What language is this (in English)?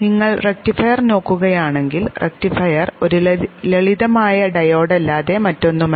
Malayalam